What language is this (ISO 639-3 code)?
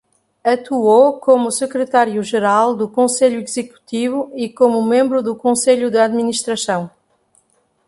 por